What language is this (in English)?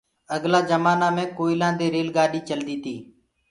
Gurgula